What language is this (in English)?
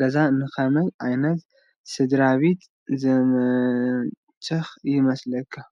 Tigrinya